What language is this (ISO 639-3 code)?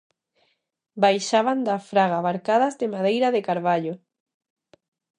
glg